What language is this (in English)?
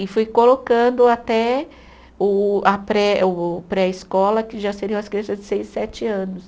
Portuguese